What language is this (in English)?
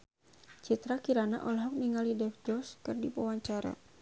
Sundanese